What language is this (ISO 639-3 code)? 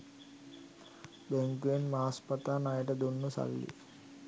sin